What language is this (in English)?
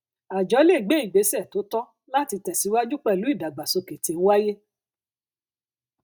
Yoruba